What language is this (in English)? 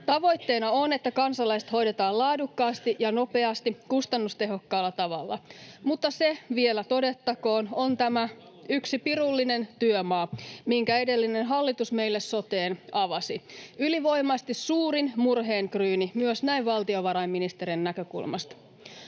Finnish